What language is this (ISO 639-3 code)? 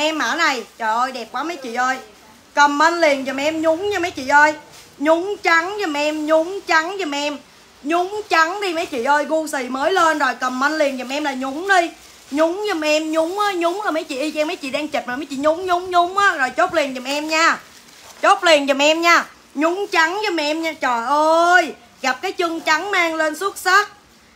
vie